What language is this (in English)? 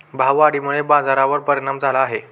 Marathi